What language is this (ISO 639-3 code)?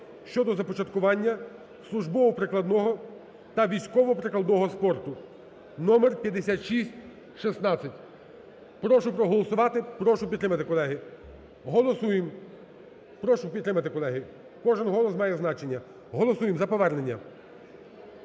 ukr